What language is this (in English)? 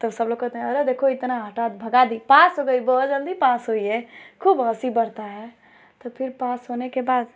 Hindi